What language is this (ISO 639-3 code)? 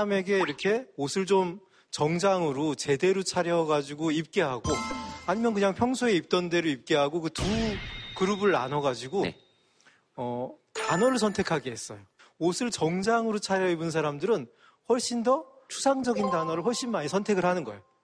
kor